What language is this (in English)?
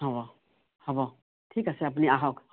Assamese